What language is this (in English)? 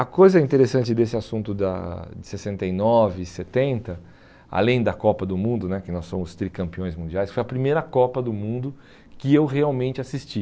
Portuguese